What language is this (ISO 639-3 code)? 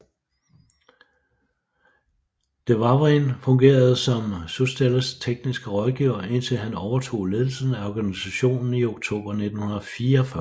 dan